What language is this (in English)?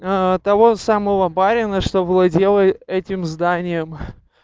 Russian